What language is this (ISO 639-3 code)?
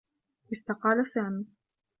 ara